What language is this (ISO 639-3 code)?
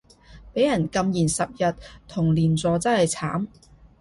yue